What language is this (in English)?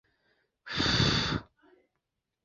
Chinese